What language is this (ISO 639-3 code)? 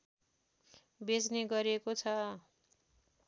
nep